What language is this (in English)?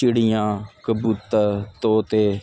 Punjabi